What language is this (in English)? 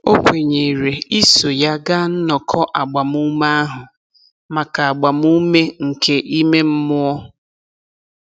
Igbo